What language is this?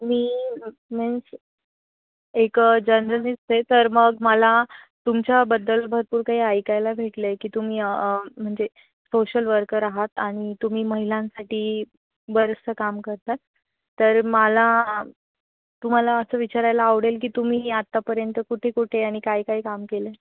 Marathi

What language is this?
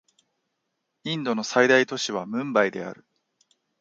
Japanese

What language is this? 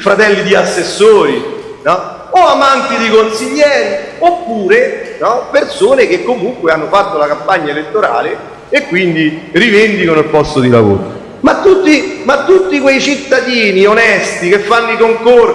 Italian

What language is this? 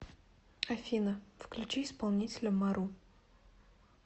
Russian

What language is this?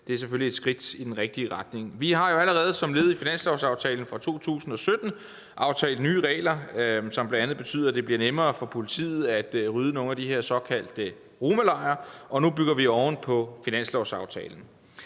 Danish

